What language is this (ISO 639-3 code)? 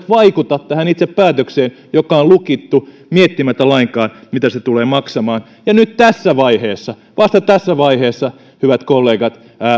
fin